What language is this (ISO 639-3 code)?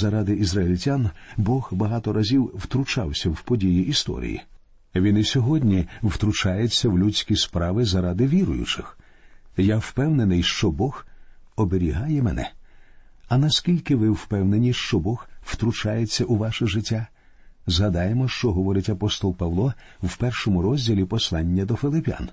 ukr